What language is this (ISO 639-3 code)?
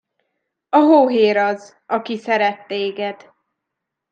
hun